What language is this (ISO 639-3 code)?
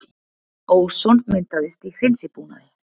isl